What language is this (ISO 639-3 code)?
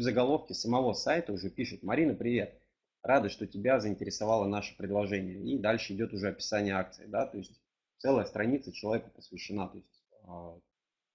rus